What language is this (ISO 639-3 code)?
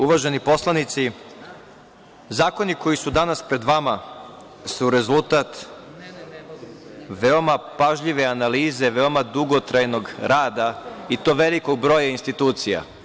srp